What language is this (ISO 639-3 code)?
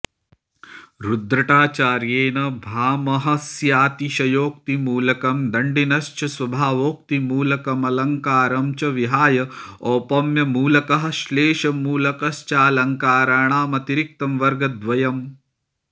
san